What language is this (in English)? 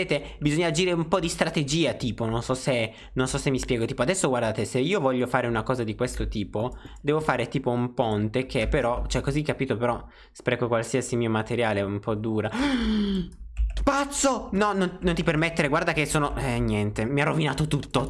Italian